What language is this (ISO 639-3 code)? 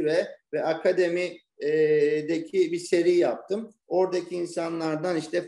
tur